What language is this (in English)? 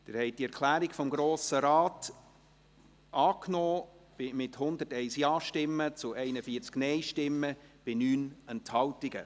Swiss German